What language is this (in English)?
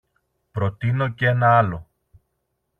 Greek